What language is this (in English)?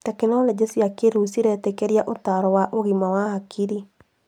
Kikuyu